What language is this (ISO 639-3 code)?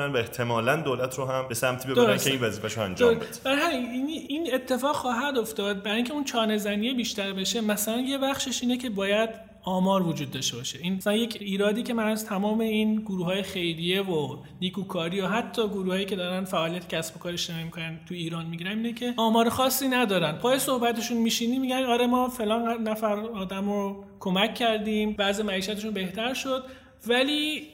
fas